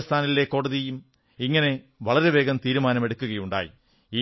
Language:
Malayalam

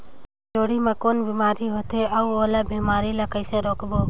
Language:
Chhattisgarhi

